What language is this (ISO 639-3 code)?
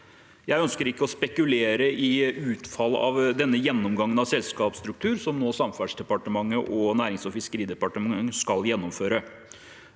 nor